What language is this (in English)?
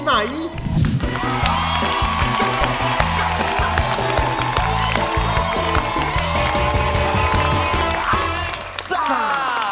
Thai